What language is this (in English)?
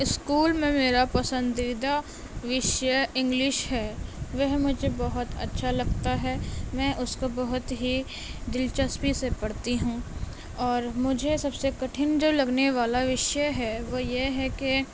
Urdu